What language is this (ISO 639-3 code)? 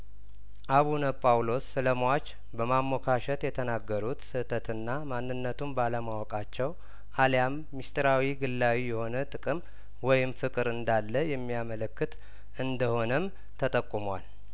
amh